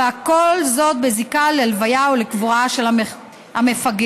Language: Hebrew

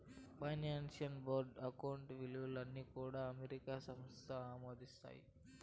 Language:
Telugu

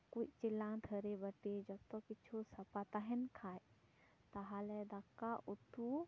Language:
Santali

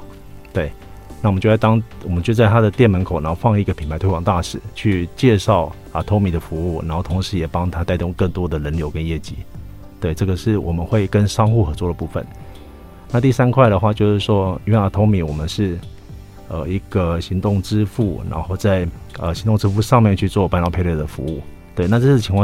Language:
Chinese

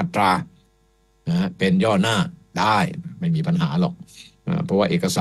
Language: Thai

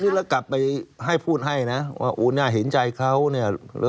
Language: Thai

